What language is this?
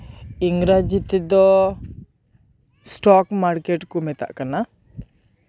Santali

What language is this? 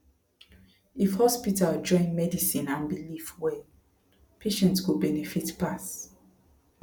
Nigerian Pidgin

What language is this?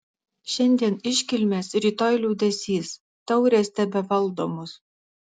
Lithuanian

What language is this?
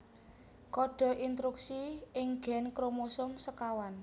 Javanese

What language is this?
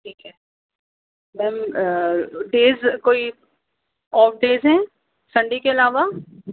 Urdu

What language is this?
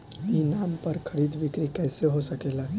Bhojpuri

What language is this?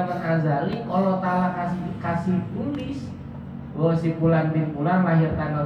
Indonesian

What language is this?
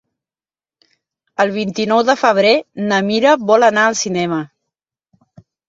Catalan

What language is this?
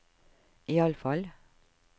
Norwegian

